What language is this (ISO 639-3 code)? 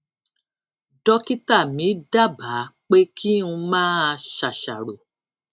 yor